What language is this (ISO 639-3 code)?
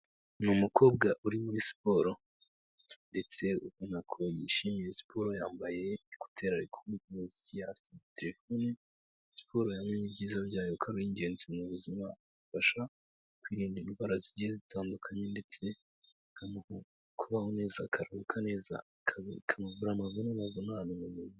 kin